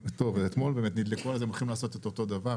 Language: Hebrew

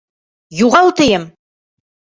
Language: Bashkir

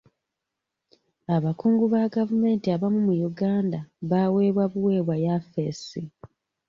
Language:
Ganda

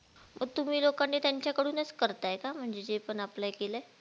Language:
Marathi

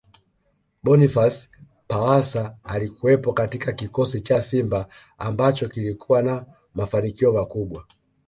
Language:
Swahili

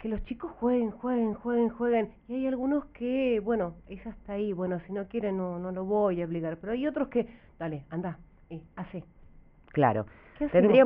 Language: Spanish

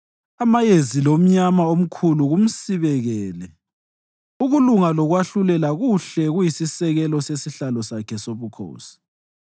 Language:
North Ndebele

